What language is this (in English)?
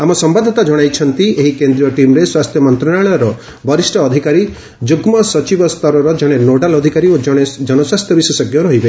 Odia